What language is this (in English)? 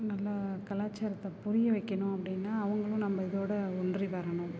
Tamil